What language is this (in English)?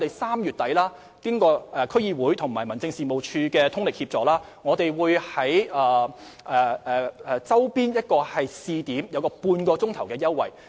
Cantonese